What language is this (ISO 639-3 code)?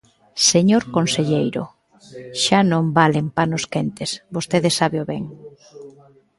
glg